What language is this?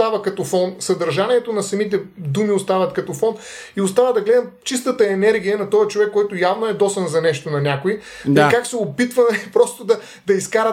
Bulgarian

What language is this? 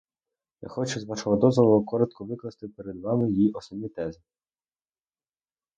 Ukrainian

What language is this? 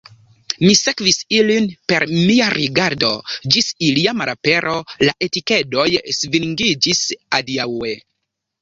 Esperanto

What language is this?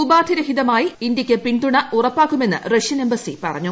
Malayalam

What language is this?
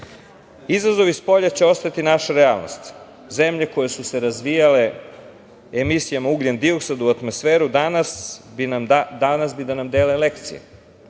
Serbian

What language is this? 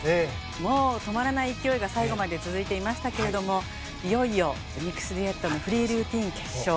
Japanese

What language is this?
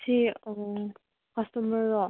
Manipuri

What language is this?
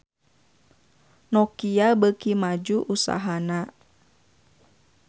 Sundanese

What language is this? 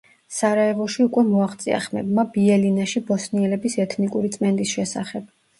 Georgian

